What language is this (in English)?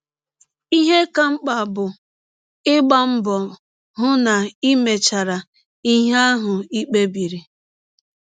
Igbo